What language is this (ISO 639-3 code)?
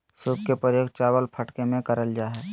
mag